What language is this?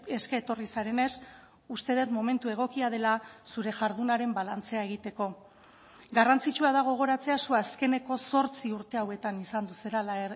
Basque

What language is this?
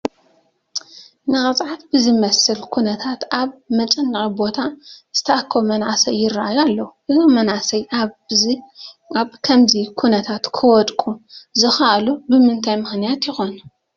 Tigrinya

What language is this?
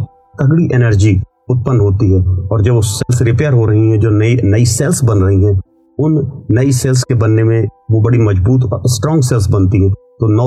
Hindi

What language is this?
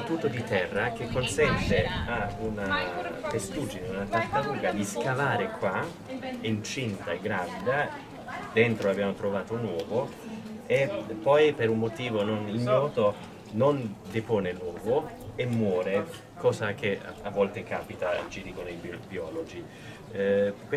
Italian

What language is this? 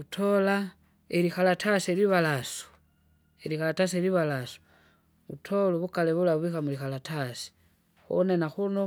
Kinga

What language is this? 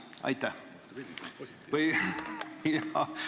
Estonian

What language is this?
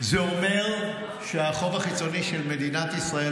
Hebrew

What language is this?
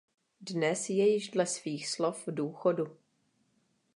Czech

